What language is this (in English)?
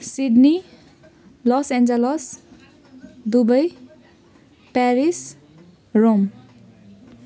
Nepali